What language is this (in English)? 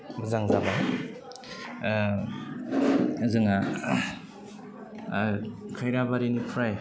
Bodo